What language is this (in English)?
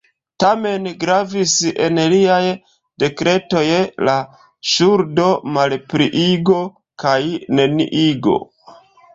Esperanto